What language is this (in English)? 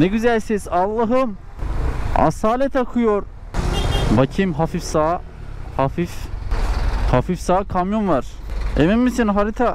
Turkish